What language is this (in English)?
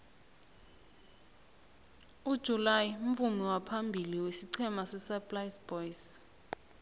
South Ndebele